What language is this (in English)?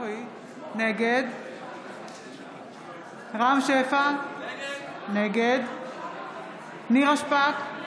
Hebrew